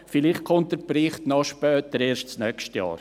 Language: Swiss German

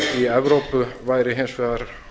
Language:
Icelandic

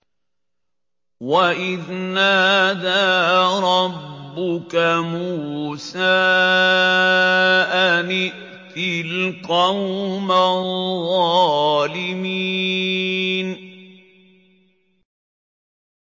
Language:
Arabic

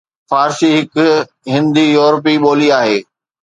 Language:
Sindhi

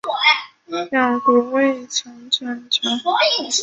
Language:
Chinese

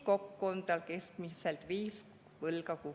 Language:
Estonian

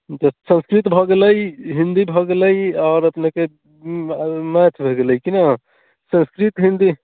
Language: Maithili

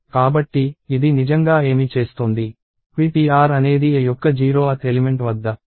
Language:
Telugu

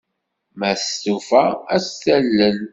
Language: Kabyle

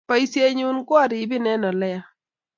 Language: Kalenjin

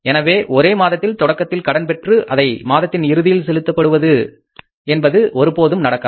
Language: Tamil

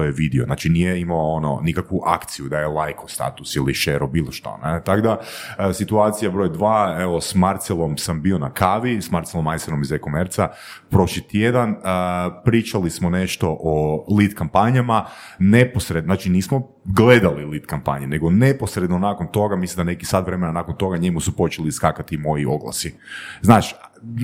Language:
Croatian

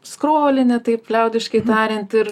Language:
Lithuanian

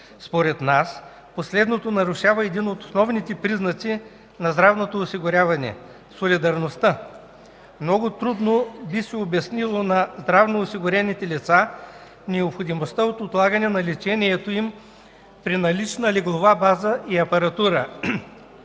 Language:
Bulgarian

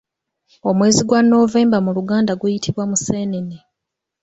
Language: Ganda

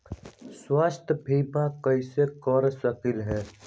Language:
Magahi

